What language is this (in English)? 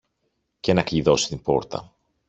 Greek